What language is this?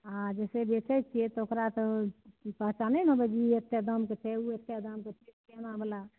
Maithili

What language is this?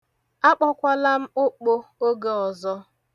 Igbo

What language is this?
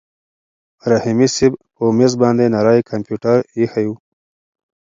Pashto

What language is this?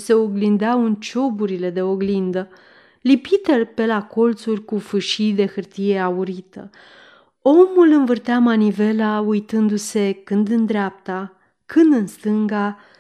Romanian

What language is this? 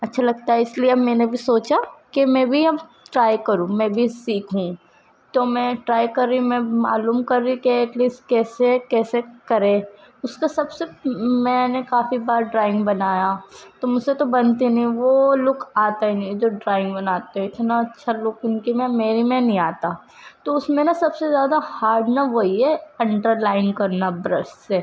Urdu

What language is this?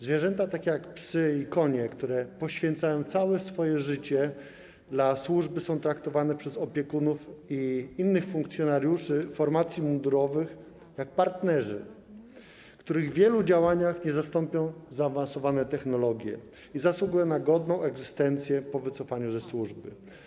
Polish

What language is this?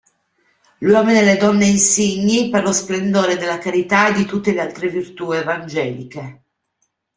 Italian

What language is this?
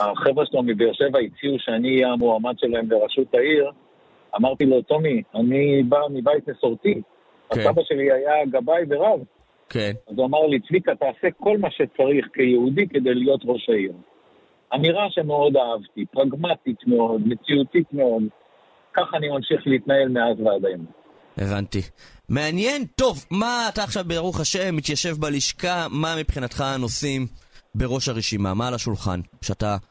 Hebrew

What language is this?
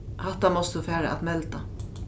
Faroese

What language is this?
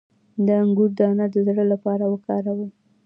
Pashto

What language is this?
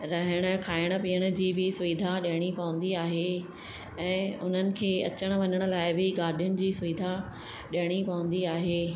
Sindhi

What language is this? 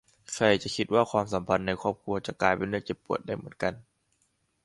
Thai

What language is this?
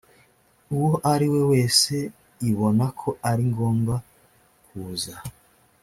Kinyarwanda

